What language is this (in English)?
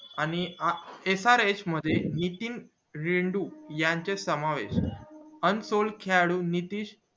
Marathi